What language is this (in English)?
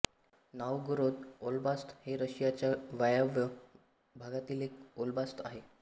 Marathi